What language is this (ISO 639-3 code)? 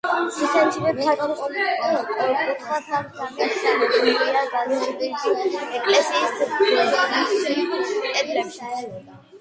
kat